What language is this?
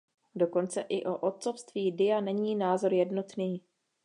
Czech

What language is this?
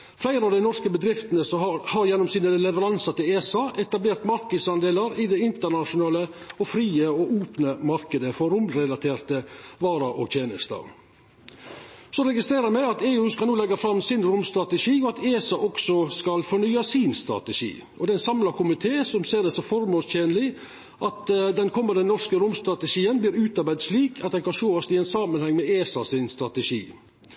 Norwegian Nynorsk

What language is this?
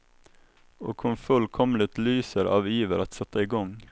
Swedish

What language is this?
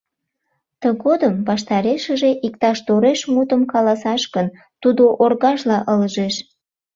Mari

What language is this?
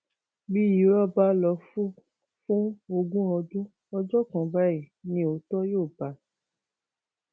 Yoruba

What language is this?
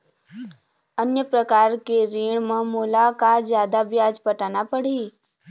Chhattisgarhi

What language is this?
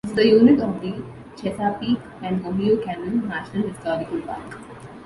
English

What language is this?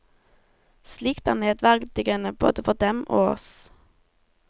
Norwegian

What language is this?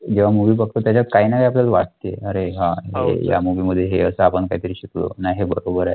Marathi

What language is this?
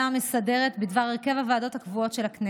Hebrew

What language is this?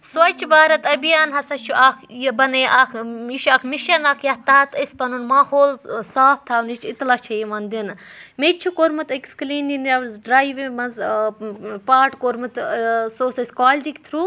Kashmiri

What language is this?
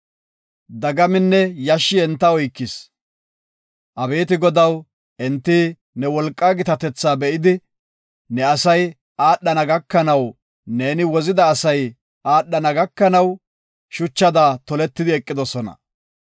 Gofa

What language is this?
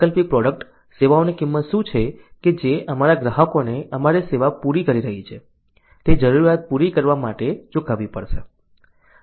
Gujarati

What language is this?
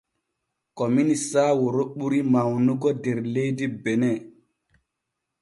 Borgu Fulfulde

